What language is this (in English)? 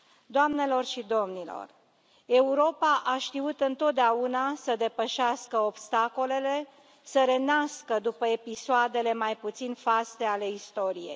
Romanian